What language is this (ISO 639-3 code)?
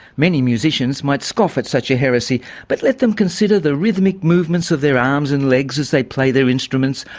eng